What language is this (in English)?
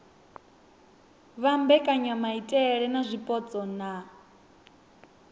Venda